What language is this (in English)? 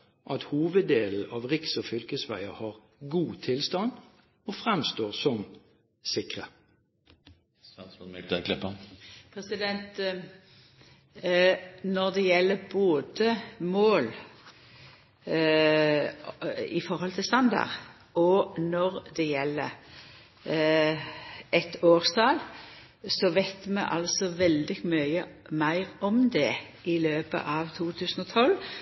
Norwegian